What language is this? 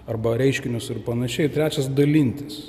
Lithuanian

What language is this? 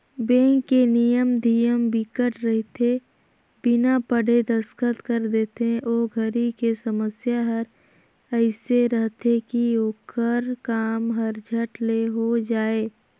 Chhattisgarhi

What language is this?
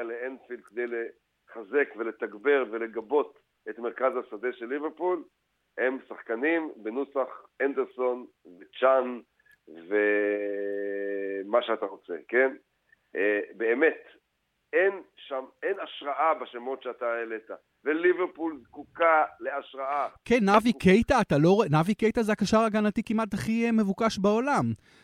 Hebrew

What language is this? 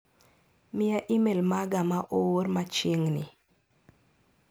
Luo (Kenya and Tanzania)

